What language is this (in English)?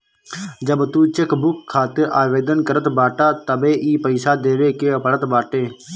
Bhojpuri